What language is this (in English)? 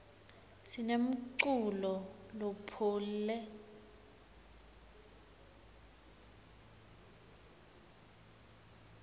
Swati